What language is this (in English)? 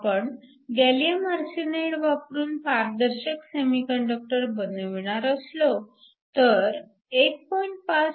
Marathi